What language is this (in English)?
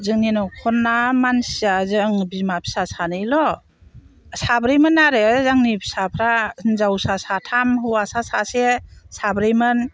Bodo